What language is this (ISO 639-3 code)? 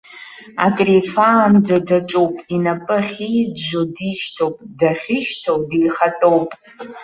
abk